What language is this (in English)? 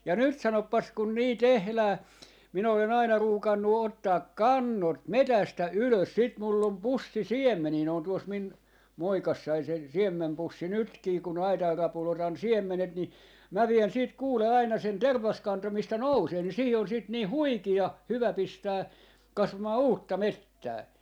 Finnish